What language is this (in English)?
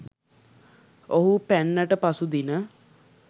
Sinhala